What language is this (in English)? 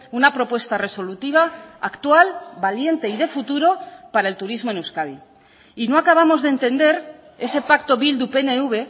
Spanish